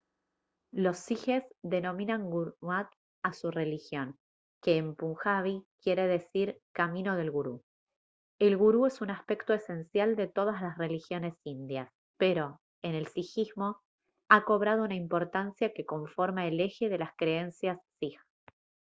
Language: Spanish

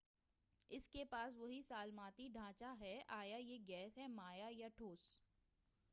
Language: Urdu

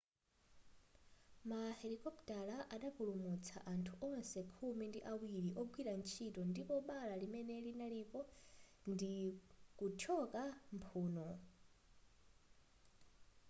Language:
Nyanja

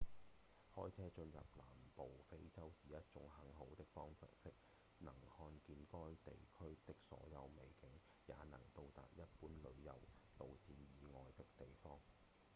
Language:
Cantonese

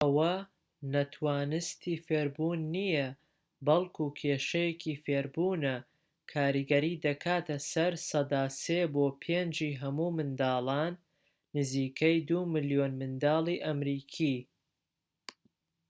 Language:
Central Kurdish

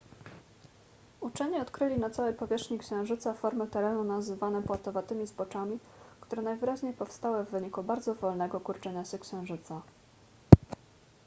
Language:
Polish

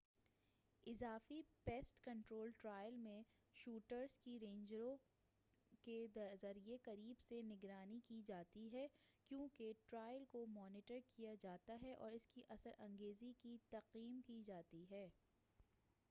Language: Urdu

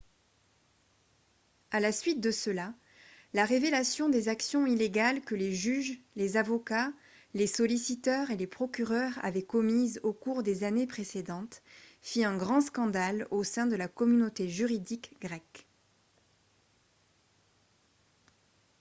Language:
French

